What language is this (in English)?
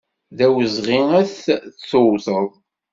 Kabyle